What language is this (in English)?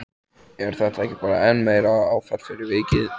Icelandic